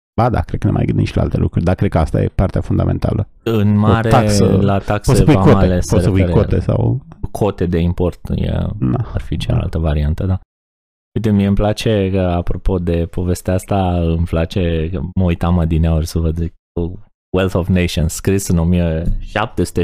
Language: Romanian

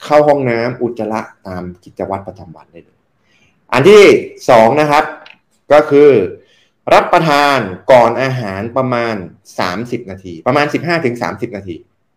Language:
Thai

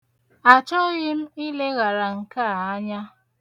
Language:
Igbo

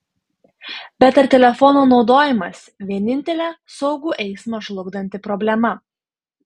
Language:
Lithuanian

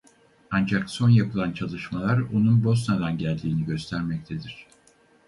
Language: Turkish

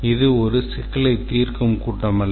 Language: Tamil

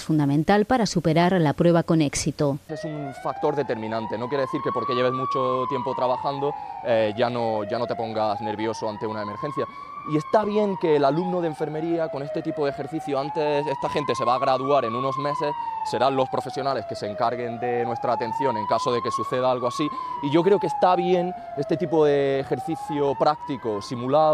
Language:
Spanish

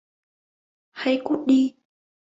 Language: Vietnamese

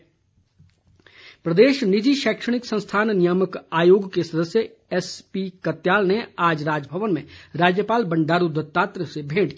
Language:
Hindi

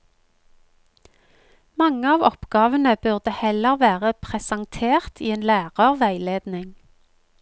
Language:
Norwegian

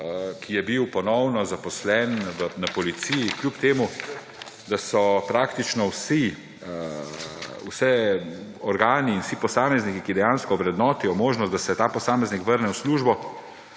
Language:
Slovenian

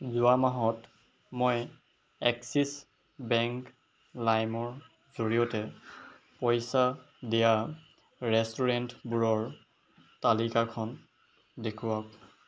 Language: Assamese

